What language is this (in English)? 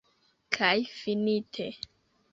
Esperanto